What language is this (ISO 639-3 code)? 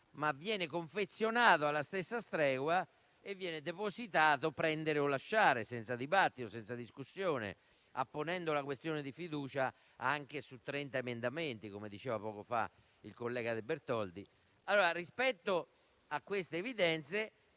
ita